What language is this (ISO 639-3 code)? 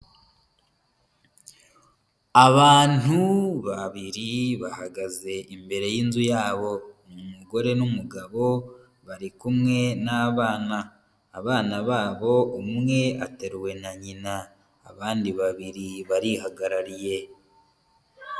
kin